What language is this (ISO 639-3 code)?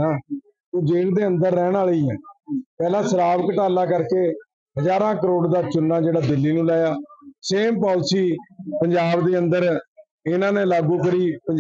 pan